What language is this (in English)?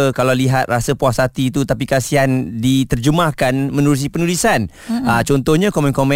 Malay